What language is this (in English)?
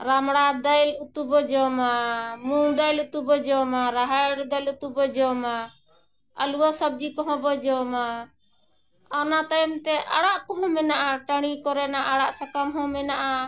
Santali